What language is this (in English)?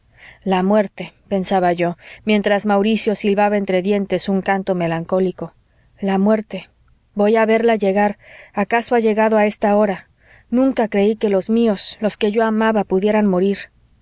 Spanish